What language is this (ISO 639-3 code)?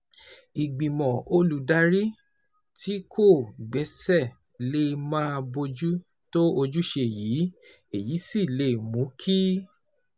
yor